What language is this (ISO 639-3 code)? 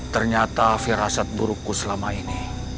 ind